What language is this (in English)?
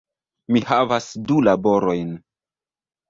Esperanto